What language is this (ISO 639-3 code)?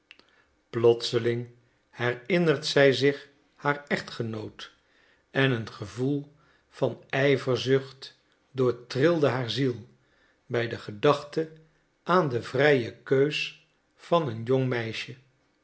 nld